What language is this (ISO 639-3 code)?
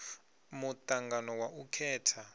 ven